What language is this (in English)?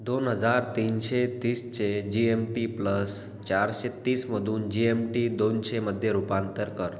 Marathi